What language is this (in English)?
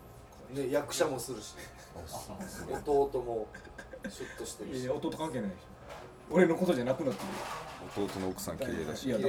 Japanese